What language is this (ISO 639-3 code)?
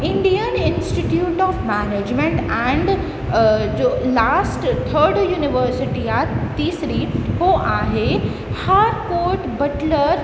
snd